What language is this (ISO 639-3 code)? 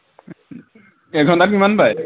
asm